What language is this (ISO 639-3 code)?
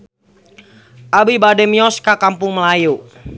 sun